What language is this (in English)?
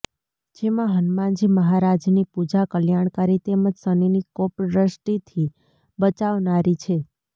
Gujarati